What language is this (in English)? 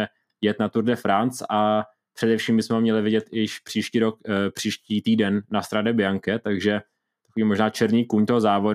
Czech